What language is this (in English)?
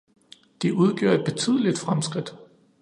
Danish